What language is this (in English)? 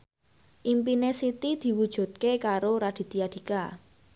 Javanese